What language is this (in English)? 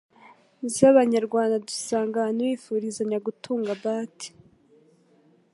Kinyarwanda